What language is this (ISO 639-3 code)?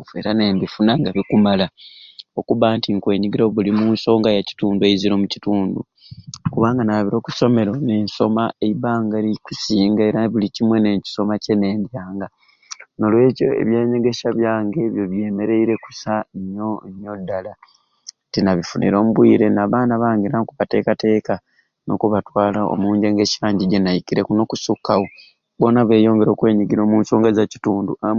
ruc